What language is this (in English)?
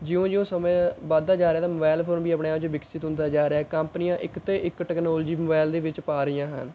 Punjabi